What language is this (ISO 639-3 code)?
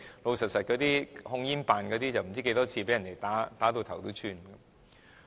yue